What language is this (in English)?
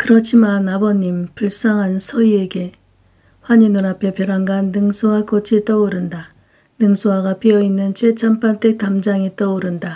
Korean